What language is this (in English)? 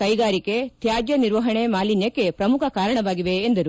Kannada